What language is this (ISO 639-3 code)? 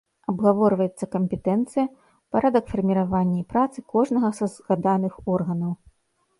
bel